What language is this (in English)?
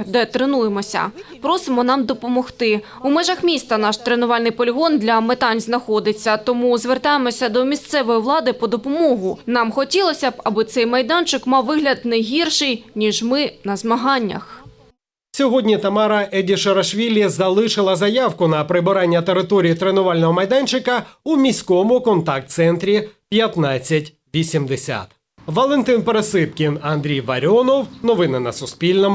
Ukrainian